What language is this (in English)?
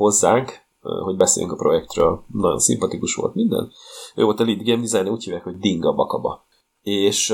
Hungarian